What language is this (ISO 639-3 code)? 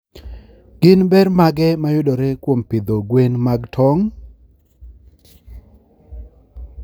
luo